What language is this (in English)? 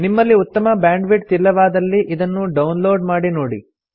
Kannada